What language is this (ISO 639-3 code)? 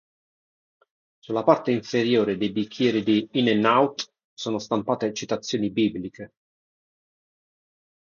ita